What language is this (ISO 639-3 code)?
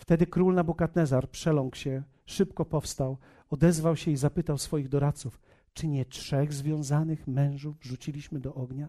pol